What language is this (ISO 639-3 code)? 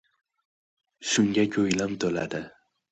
uzb